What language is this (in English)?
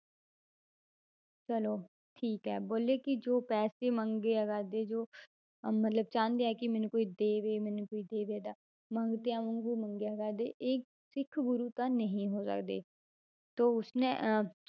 Punjabi